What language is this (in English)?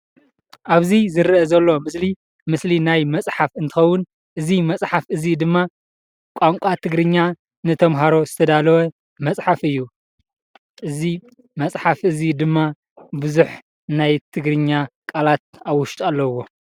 Tigrinya